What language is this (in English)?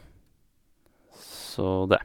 Norwegian